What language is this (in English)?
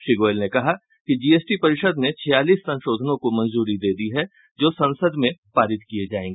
Hindi